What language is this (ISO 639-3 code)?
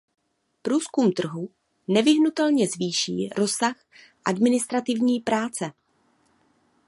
ces